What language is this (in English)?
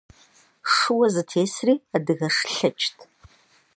Kabardian